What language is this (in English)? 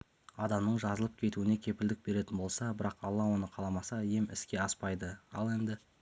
Kazakh